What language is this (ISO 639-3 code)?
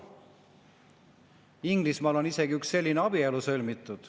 est